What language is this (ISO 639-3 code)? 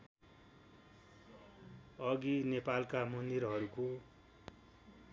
nep